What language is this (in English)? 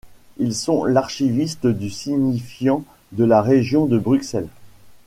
French